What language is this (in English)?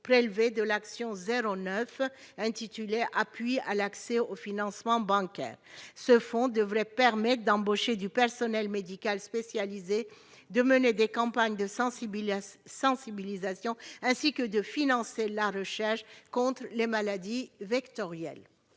French